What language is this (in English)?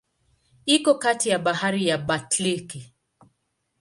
Swahili